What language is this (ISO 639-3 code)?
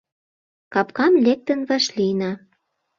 chm